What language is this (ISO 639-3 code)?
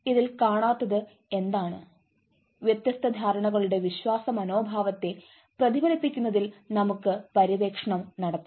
mal